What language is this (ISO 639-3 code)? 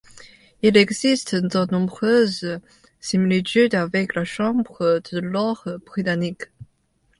fra